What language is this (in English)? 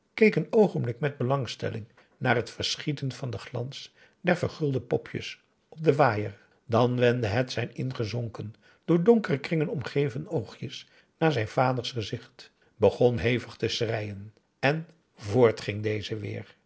Dutch